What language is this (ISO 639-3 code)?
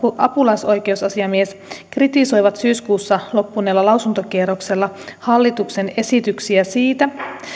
fin